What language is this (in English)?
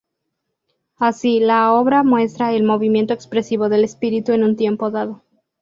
Spanish